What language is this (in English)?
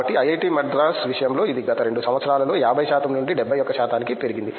Telugu